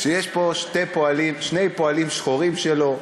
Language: Hebrew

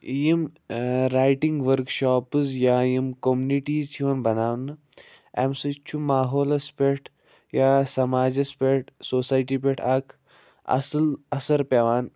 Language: Kashmiri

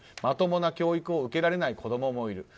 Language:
Japanese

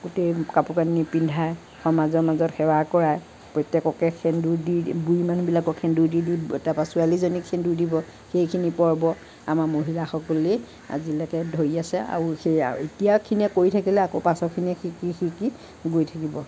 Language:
Assamese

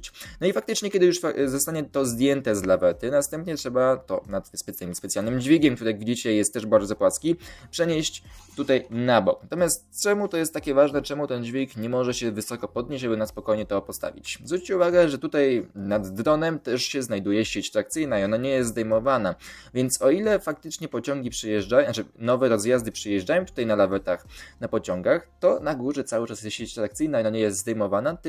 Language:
Polish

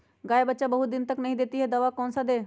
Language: Magahi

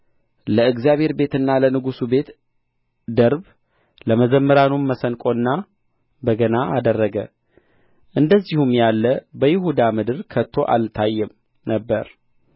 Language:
Amharic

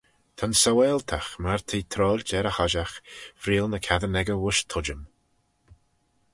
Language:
Manx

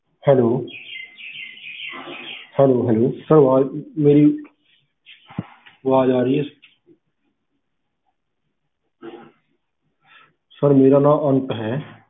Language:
Punjabi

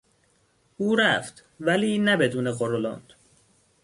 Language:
Persian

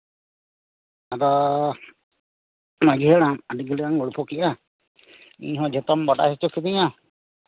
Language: Santali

